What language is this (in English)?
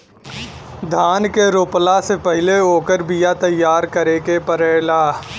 Bhojpuri